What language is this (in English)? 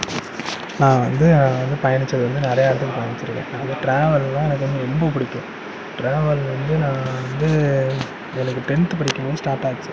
Tamil